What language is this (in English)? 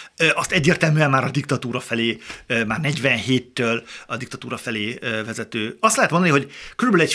Hungarian